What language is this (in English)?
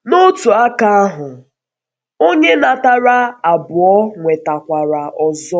Igbo